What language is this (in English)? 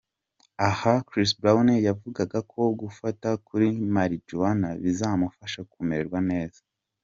Kinyarwanda